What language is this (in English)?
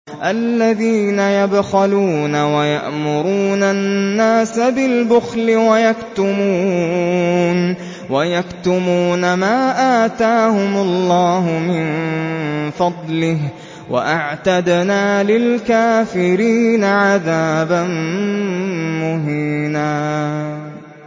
Arabic